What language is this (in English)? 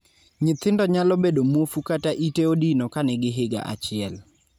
Luo (Kenya and Tanzania)